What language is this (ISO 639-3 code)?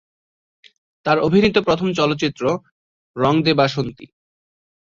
ben